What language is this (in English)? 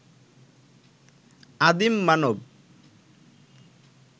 Bangla